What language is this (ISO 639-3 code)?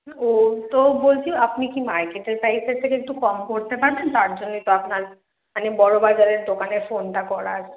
ben